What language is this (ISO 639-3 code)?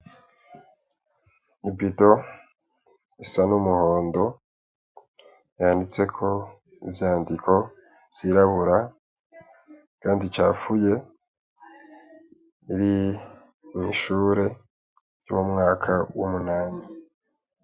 run